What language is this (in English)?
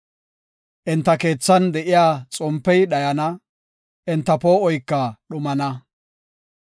Gofa